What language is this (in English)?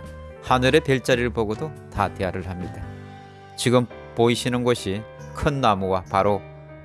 Korean